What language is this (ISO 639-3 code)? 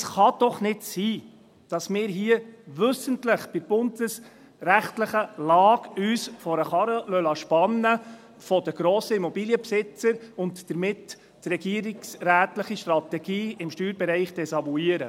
gsw